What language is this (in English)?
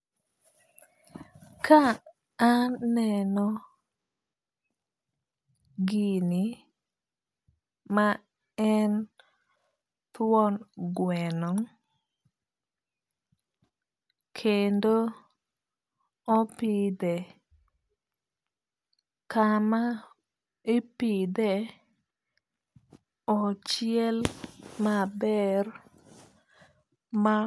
Luo (Kenya and Tanzania)